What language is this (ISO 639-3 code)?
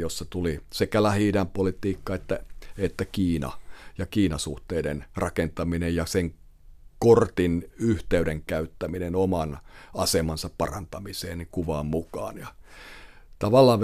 fin